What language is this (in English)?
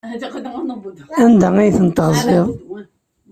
Kabyle